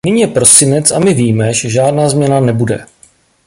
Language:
Czech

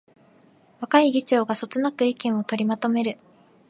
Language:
Japanese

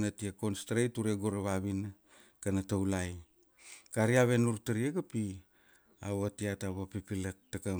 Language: Kuanua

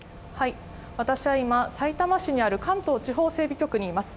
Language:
Japanese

